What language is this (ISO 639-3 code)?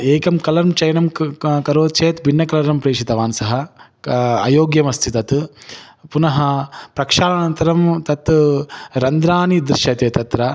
san